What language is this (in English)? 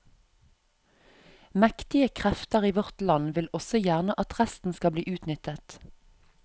Norwegian